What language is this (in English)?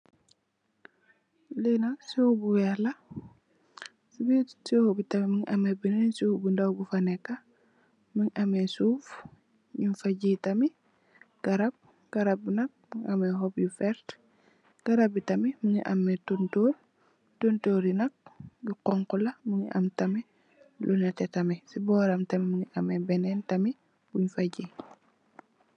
Wolof